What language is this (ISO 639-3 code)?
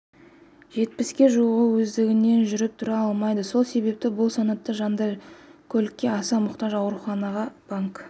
kaz